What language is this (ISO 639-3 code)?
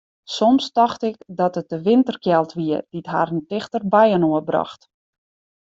fry